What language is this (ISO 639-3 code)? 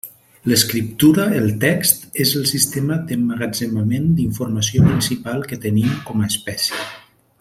cat